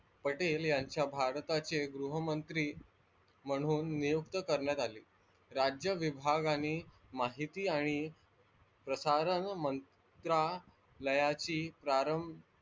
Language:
Marathi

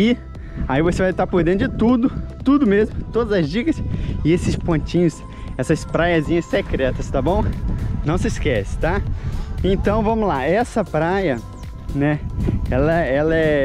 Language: Portuguese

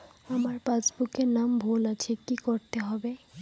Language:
Bangla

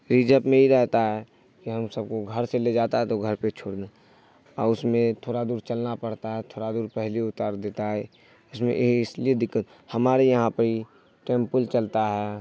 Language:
Urdu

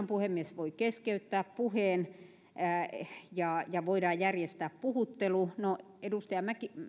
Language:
Finnish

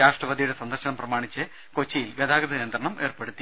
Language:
Malayalam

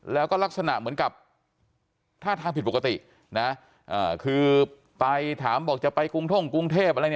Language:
Thai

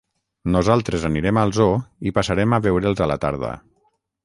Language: Catalan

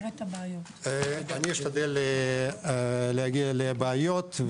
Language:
Hebrew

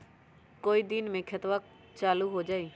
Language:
Magahi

